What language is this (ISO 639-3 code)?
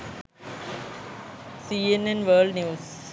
sin